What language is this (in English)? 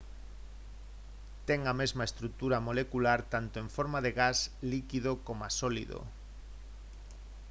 Galician